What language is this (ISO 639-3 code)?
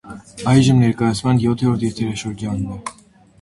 hye